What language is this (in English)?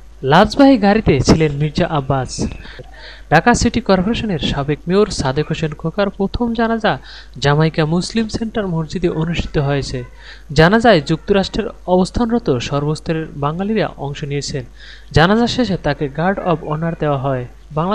Korean